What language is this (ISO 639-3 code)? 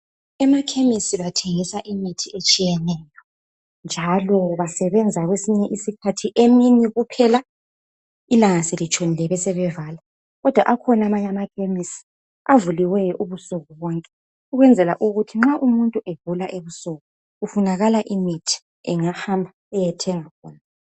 nde